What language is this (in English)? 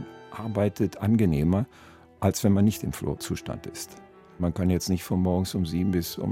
German